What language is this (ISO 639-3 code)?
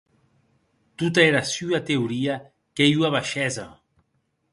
oci